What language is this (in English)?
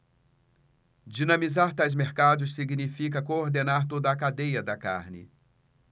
Portuguese